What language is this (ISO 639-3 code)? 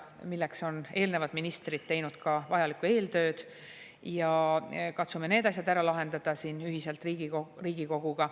est